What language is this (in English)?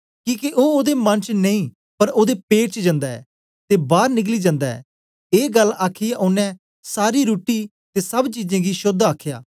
Dogri